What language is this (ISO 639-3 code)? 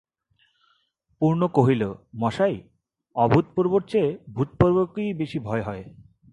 ben